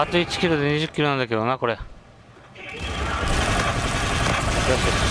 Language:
Japanese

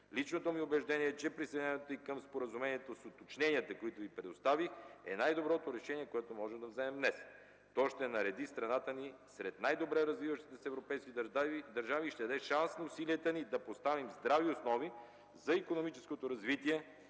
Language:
Bulgarian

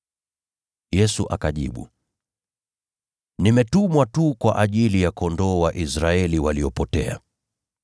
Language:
Swahili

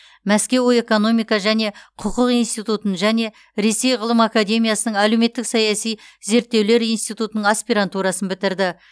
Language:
Kazakh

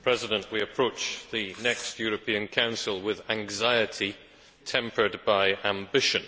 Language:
English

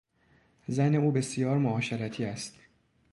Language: Persian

